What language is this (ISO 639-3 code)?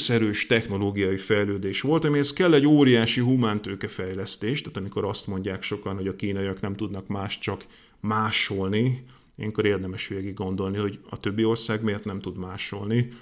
hun